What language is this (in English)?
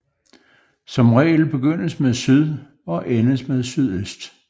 Danish